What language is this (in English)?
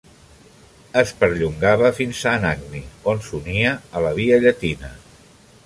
Catalan